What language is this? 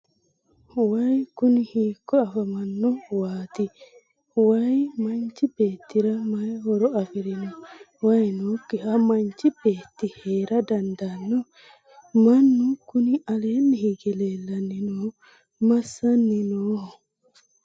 Sidamo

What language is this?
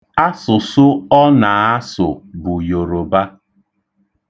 Igbo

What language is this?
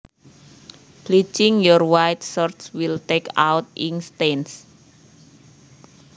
Javanese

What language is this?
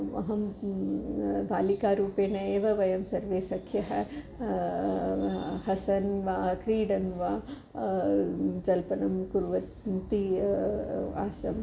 Sanskrit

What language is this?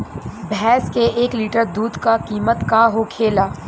Bhojpuri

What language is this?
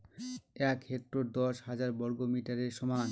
Bangla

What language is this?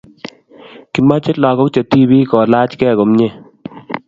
Kalenjin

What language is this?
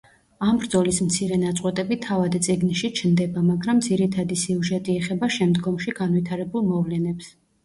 Georgian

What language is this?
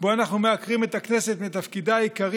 Hebrew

